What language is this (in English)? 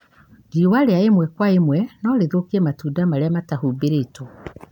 Kikuyu